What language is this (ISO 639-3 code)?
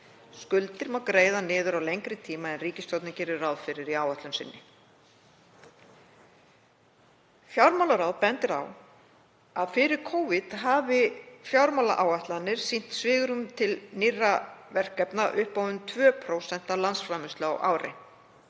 isl